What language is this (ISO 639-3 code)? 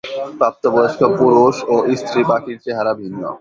ben